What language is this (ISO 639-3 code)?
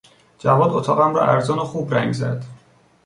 fas